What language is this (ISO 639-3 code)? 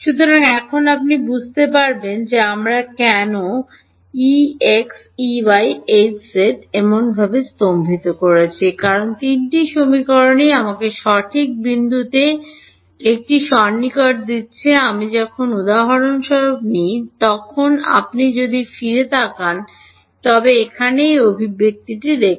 ben